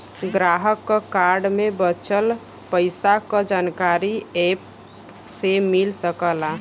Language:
Bhojpuri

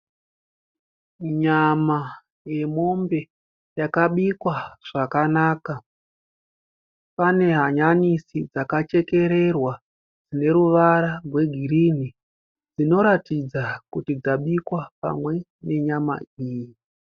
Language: Shona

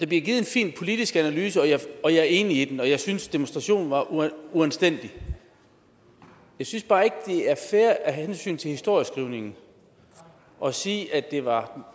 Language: Danish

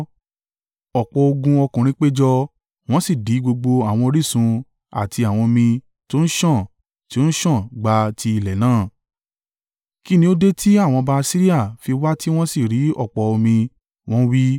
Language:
Yoruba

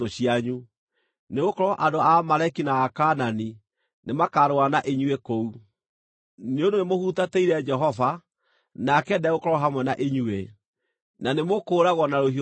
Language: Kikuyu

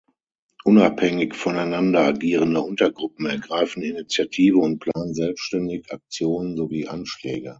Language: German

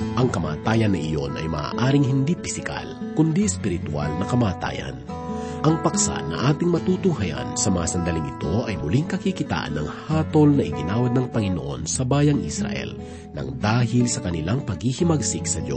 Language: Filipino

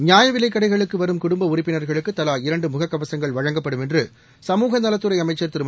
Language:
Tamil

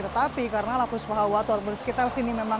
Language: Indonesian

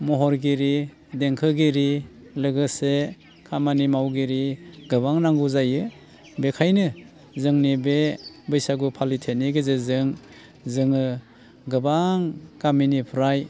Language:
Bodo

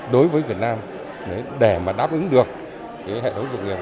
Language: Vietnamese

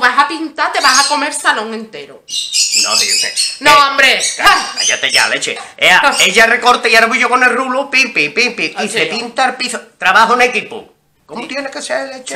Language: Spanish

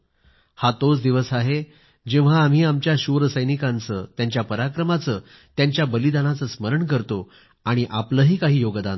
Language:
Marathi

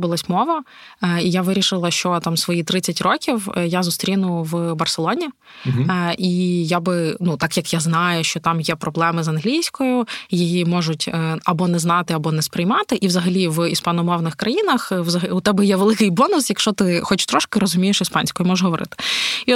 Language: Ukrainian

